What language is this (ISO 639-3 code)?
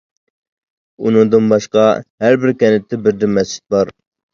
uig